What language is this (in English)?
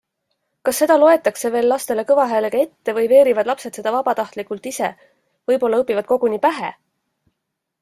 Estonian